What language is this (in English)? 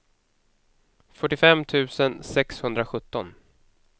Swedish